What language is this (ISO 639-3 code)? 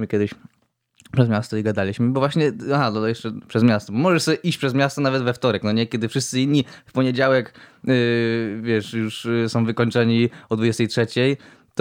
pol